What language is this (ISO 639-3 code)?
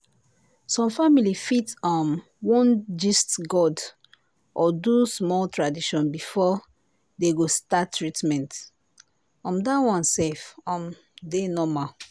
pcm